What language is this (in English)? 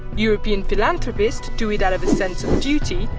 English